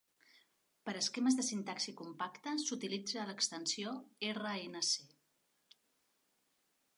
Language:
Catalan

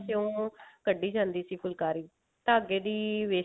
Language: Punjabi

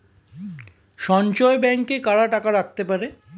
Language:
Bangla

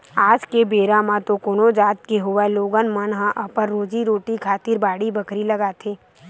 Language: Chhattisgarhi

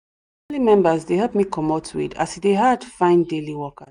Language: Nigerian Pidgin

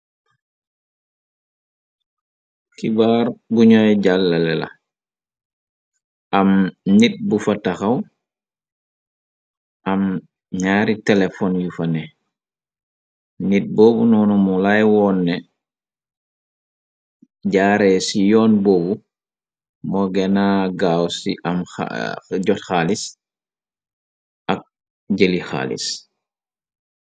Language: Wolof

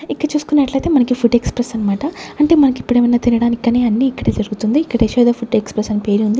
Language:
Telugu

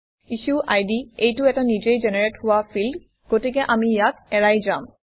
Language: Assamese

